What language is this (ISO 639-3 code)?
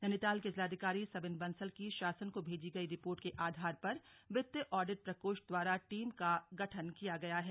hin